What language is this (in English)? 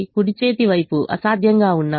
Telugu